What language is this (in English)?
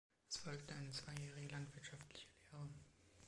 German